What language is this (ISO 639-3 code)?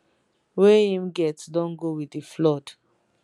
pcm